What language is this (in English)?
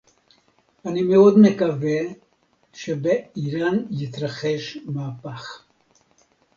Hebrew